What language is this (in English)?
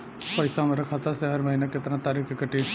Bhojpuri